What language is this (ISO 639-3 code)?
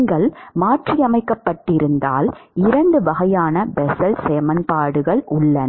tam